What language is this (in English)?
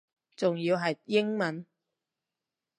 Cantonese